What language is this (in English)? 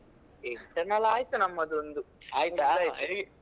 Kannada